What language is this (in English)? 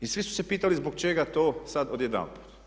Croatian